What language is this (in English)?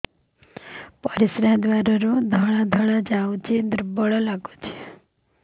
Odia